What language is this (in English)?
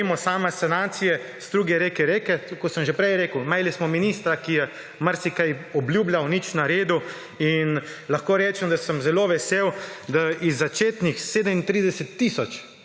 Slovenian